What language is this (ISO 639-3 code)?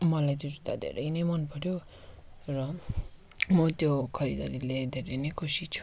nep